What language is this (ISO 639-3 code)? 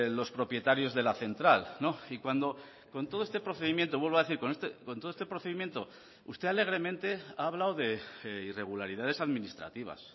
spa